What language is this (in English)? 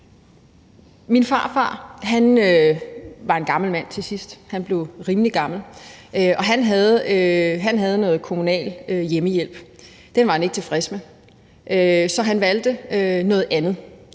Danish